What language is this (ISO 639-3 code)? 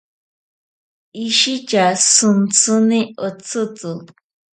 prq